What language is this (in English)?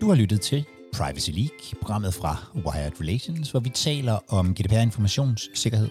Danish